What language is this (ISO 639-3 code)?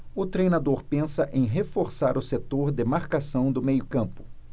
por